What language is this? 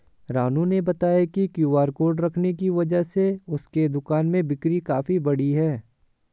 Hindi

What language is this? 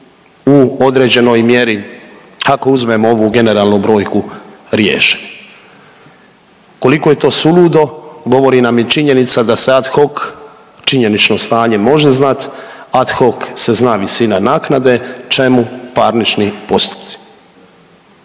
Croatian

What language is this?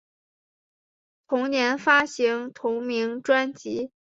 Chinese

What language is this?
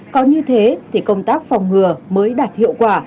Vietnamese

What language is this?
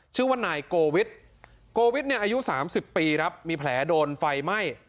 Thai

